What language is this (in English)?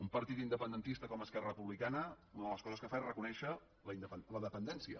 Catalan